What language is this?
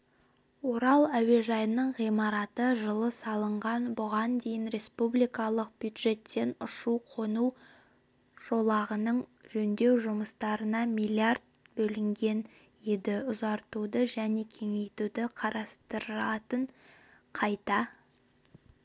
Kazakh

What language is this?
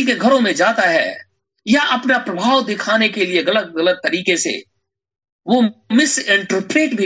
Hindi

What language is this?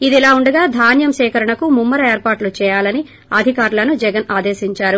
Telugu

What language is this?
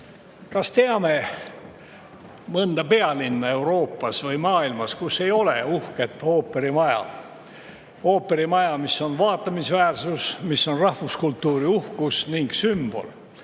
Estonian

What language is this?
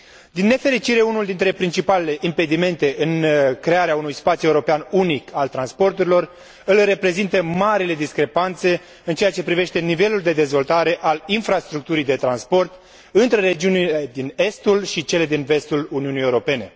Romanian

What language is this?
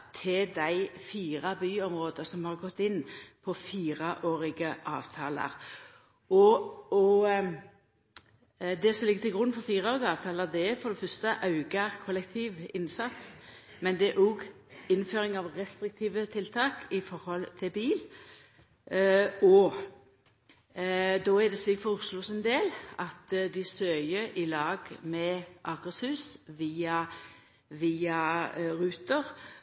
Norwegian Nynorsk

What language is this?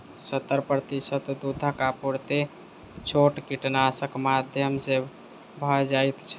Maithili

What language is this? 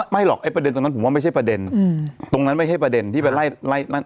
Thai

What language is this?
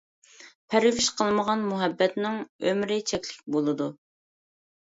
Uyghur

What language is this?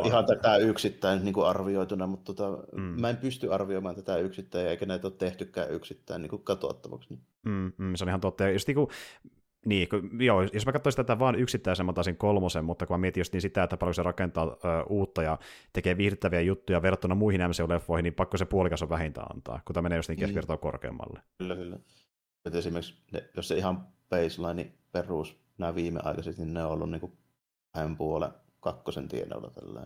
Finnish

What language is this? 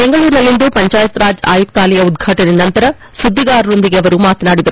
Kannada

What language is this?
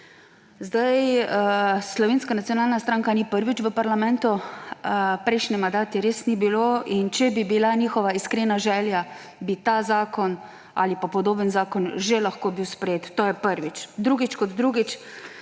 Slovenian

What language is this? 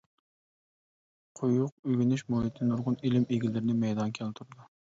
Uyghur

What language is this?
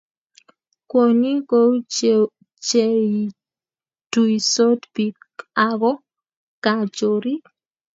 Kalenjin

